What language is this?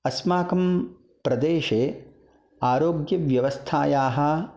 Sanskrit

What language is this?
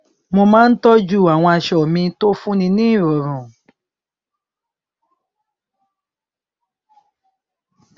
Yoruba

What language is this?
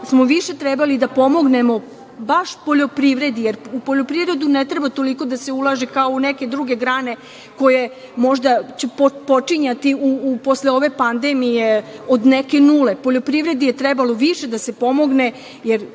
Serbian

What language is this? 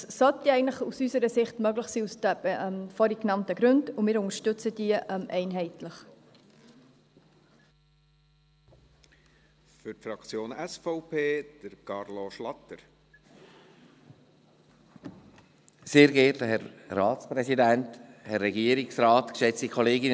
Swiss German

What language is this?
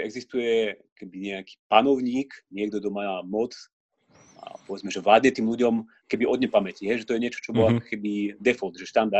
Slovak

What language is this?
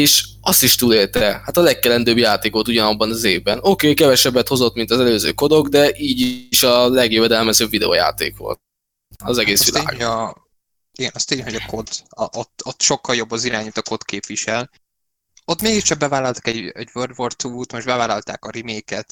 Hungarian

